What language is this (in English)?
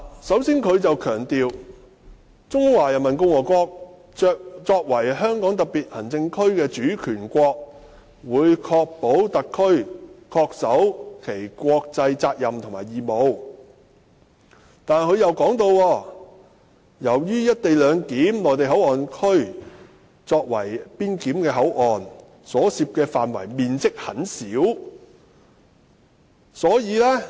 Cantonese